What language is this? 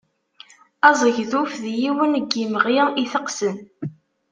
Kabyle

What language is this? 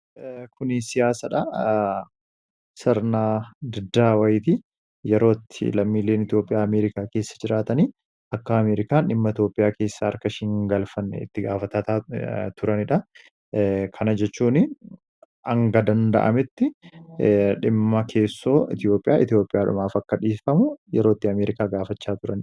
Oromo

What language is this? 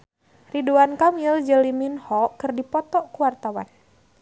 Sundanese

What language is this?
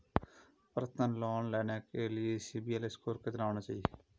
Hindi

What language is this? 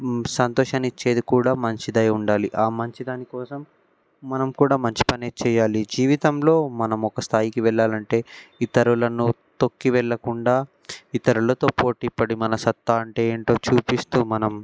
Telugu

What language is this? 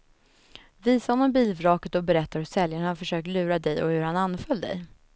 Swedish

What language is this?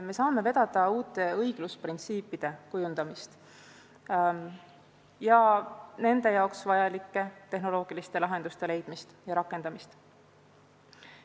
Estonian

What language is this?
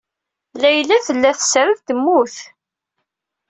Kabyle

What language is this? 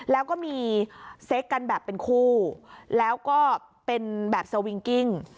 Thai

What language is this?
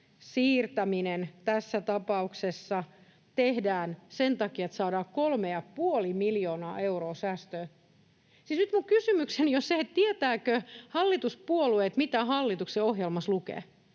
Finnish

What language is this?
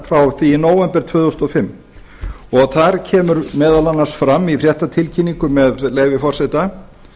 Icelandic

